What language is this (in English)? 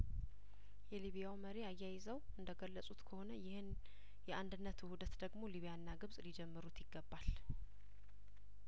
Amharic